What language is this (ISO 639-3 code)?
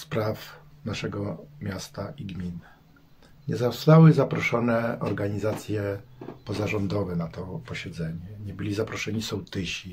pol